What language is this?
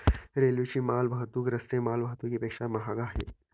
Marathi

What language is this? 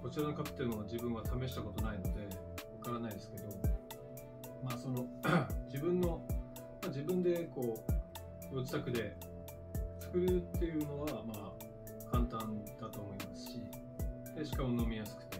Japanese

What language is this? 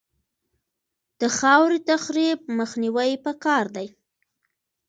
Pashto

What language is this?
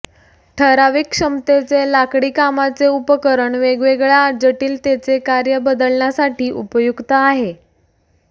Marathi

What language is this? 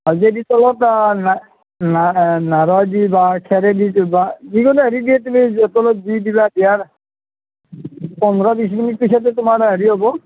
Assamese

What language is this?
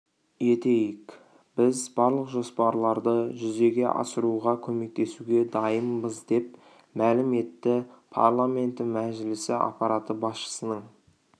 Kazakh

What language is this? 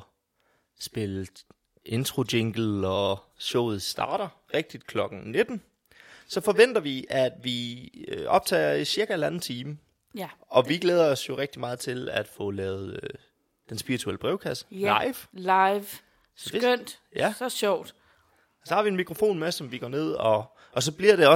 Danish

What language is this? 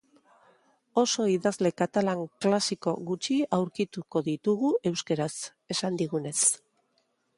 Basque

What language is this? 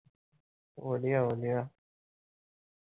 Punjabi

